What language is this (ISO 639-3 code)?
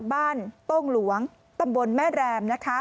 tha